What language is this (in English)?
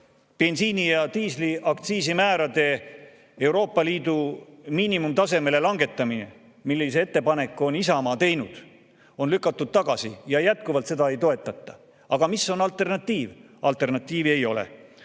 Estonian